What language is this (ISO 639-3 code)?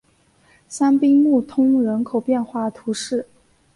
zho